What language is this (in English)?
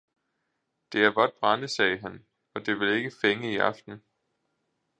Danish